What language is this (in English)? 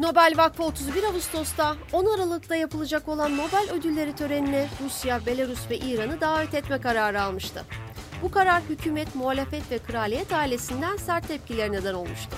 Turkish